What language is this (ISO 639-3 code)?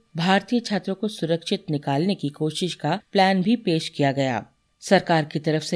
hin